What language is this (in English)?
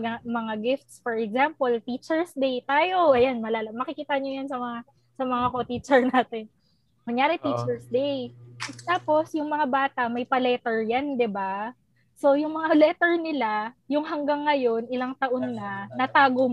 Filipino